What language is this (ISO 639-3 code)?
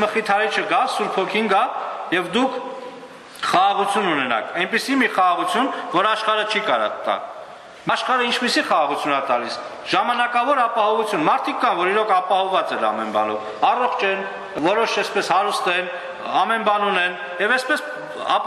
ron